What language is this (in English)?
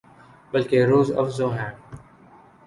Urdu